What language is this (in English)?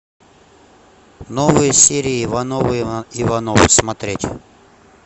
Russian